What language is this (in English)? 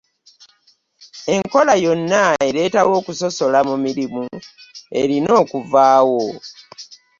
Ganda